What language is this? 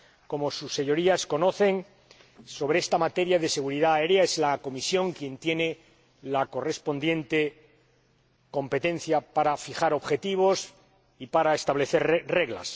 Spanish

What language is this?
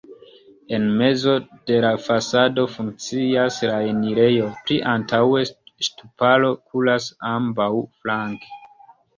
Esperanto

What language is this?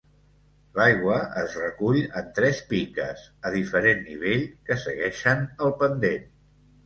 Catalan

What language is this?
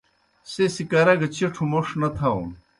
Kohistani Shina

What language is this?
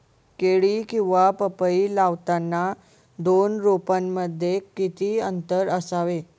Marathi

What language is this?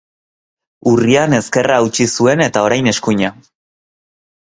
Basque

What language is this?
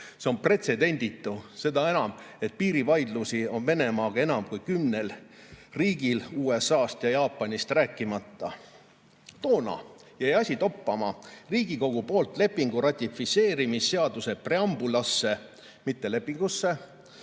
Estonian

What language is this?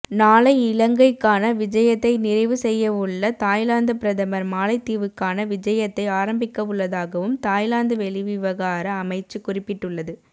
Tamil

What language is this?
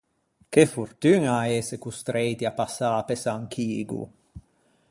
Ligurian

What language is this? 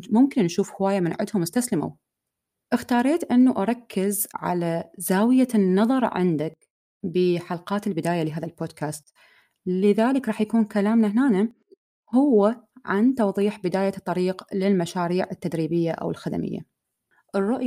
Arabic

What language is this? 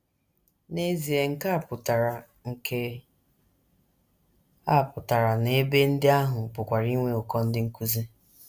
Igbo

